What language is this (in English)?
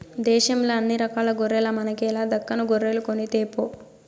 Telugu